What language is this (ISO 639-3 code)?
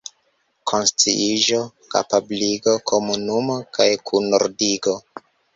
epo